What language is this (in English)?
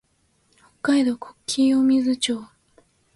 Japanese